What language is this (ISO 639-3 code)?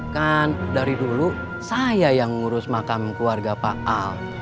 ind